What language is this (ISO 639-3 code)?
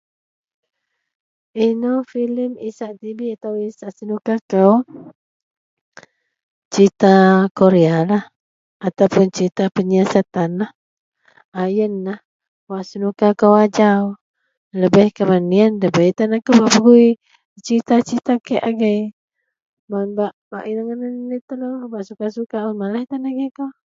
mel